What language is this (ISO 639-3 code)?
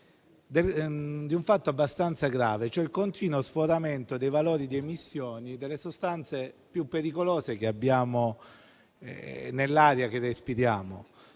ita